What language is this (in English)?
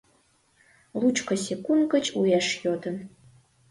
Mari